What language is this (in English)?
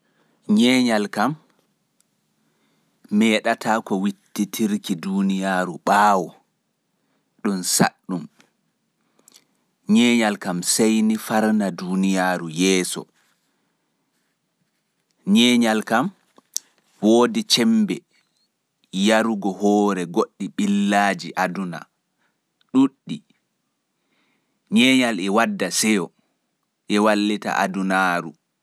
Fula